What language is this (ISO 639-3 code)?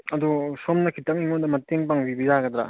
mni